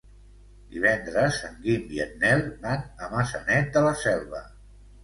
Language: Catalan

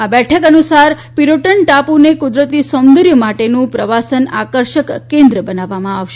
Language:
Gujarati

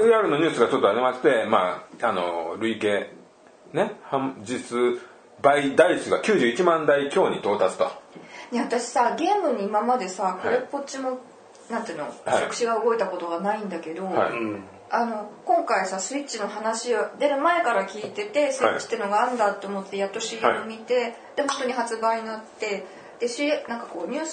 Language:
Japanese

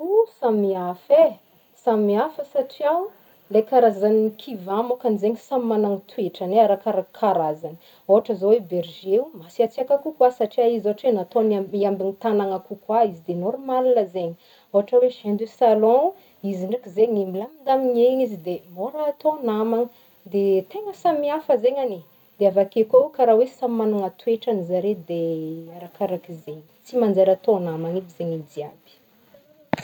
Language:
Northern Betsimisaraka Malagasy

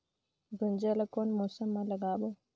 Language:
Chhattisgarhi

